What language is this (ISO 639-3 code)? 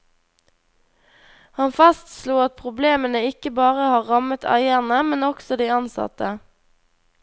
nor